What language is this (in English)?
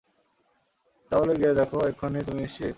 Bangla